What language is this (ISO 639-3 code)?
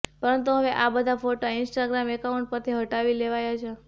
guj